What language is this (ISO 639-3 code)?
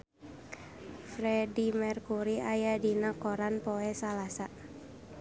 sun